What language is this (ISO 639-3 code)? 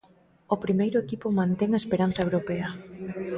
glg